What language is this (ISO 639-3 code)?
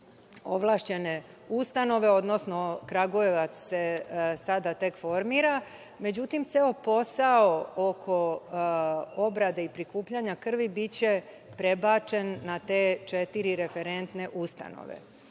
srp